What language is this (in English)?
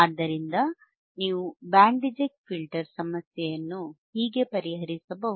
Kannada